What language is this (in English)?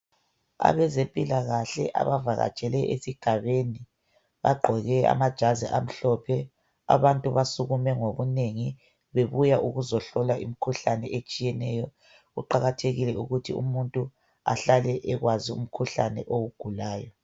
North Ndebele